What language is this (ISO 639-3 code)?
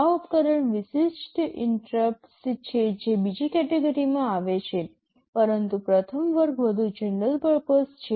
guj